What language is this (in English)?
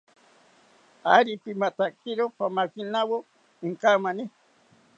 South Ucayali Ashéninka